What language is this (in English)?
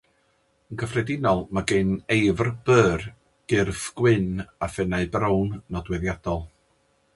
Welsh